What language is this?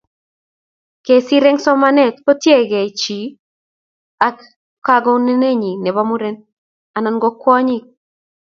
Kalenjin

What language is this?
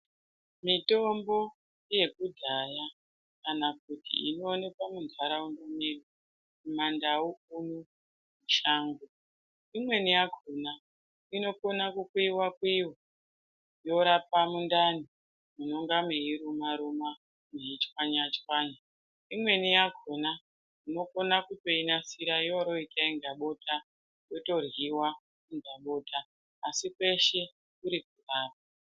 Ndau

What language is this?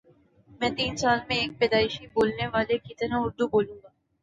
Urdu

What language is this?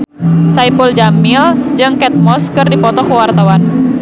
Sundanese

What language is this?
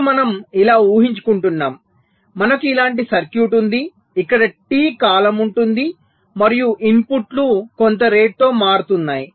Telugu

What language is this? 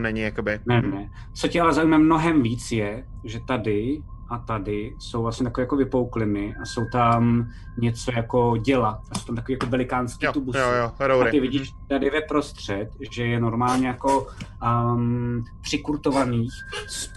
Czech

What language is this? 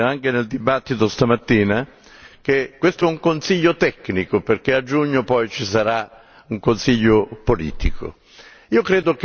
Italian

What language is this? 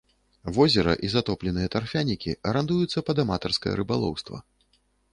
Belarusian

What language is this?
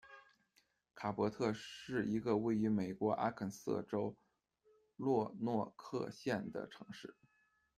Chinese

